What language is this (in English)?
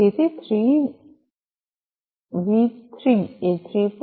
Gujarati